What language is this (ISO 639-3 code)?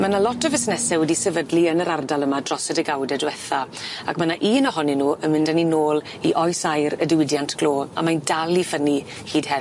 cym